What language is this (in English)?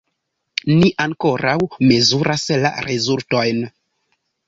Esperanto